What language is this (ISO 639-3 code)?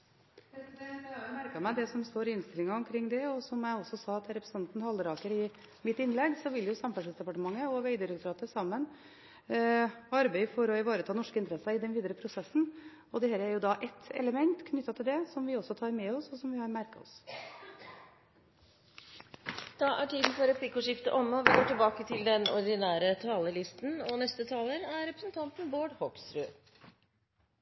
nor